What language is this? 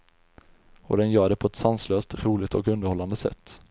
Swedish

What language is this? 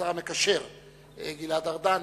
Hebrew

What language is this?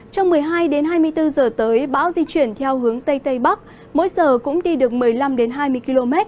Vietnamese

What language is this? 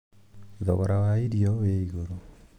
Kikuyu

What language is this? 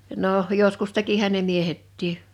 Finnish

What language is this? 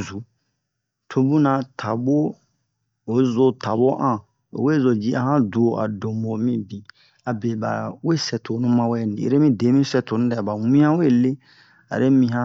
Bomu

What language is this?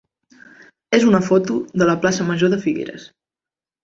Catalan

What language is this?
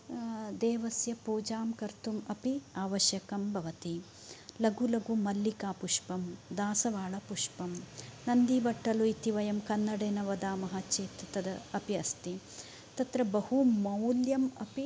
Sanskrit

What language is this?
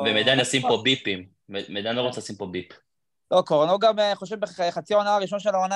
Hebrew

